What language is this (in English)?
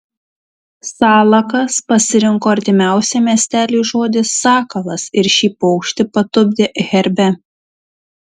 Lithuanian